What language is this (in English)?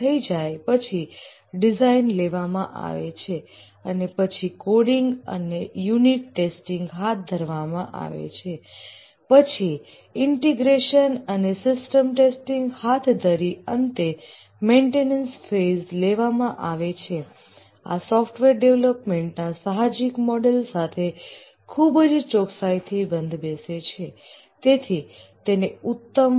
Gujarati